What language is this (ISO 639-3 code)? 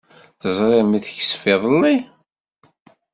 kab